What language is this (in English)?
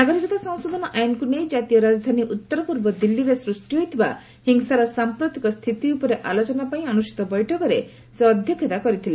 Odia